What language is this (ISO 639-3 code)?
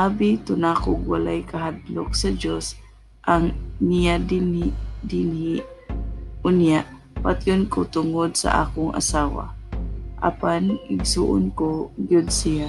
fil